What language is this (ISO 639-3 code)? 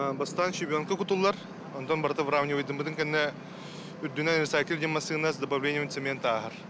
tur